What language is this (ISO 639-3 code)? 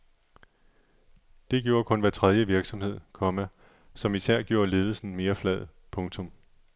dan